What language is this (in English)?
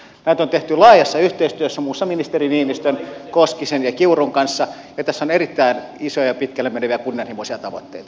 Finnish